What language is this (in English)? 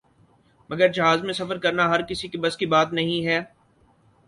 Urdu